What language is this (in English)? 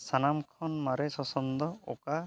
Santali